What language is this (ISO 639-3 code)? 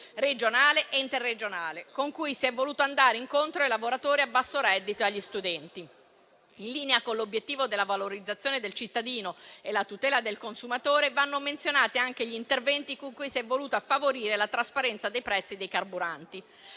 ita